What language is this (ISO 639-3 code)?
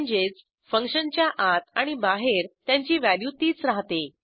mar